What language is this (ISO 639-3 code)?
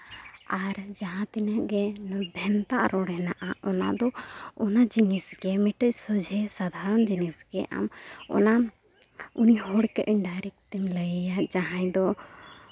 sat